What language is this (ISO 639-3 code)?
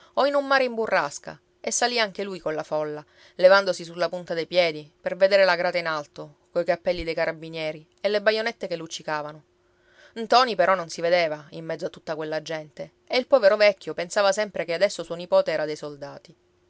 ita